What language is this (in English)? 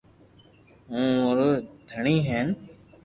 Loarki